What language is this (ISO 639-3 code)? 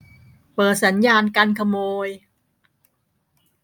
tha